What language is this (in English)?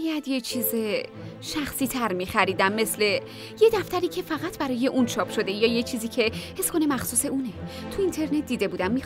Persian